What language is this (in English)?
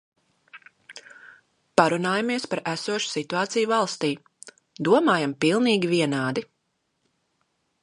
Latvian